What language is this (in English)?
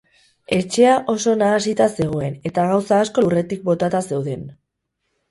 Basque